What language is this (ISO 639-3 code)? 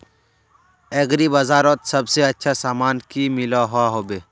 mag